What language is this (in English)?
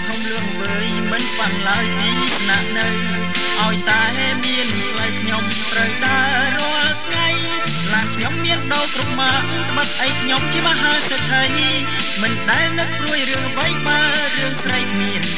Thai